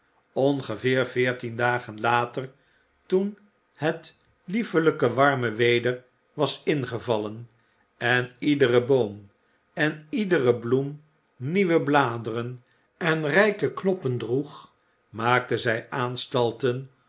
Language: Dutch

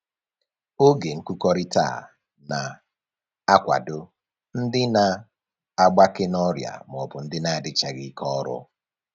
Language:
Igbo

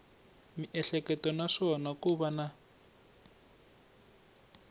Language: Tsonga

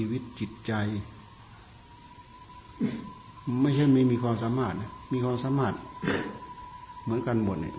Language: Thai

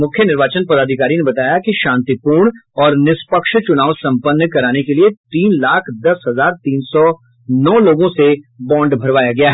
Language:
Hindi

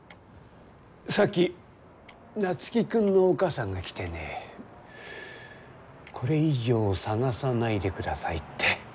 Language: Japanese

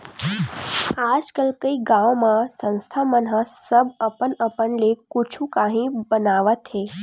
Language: Chhattisgarhi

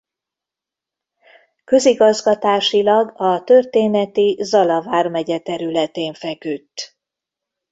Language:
Hungarian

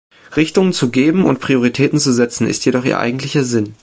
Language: German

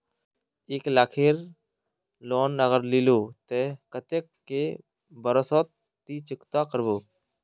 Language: Magahi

